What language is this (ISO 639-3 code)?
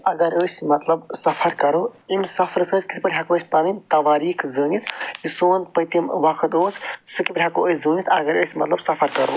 kas